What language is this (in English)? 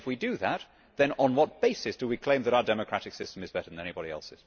English